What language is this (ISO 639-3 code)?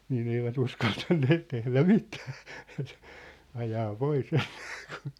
fin